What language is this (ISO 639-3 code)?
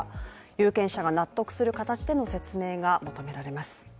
jpn